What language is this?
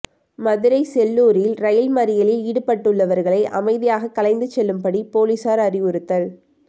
Tamil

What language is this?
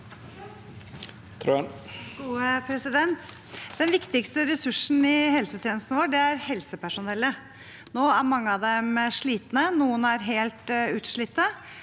Norwegian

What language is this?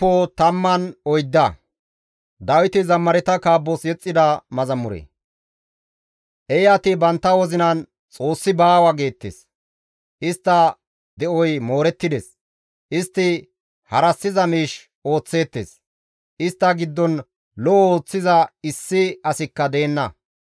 Gamo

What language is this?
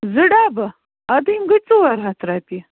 Kashmiri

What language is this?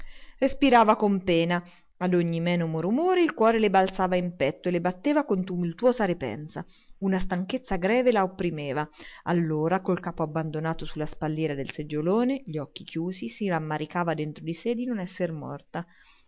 Italian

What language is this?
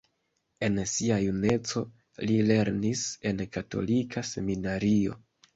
Esperanto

